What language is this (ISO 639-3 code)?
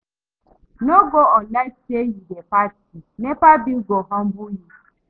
pcm